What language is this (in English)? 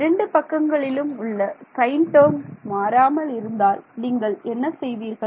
Tamil